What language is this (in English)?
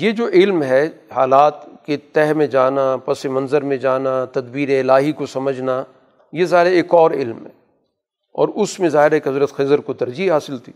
Urdu